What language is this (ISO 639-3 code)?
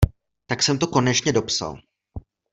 ces